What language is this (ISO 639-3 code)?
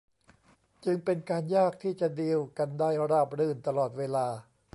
tha